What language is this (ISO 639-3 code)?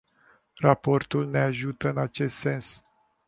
ron